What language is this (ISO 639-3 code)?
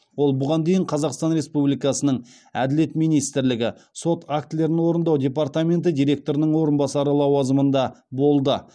kaz